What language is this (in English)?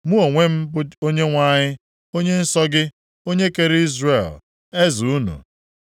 Igbo